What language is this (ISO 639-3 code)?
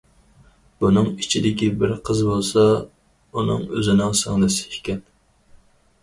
uig